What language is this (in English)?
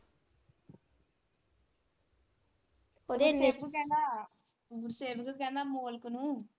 Punjabi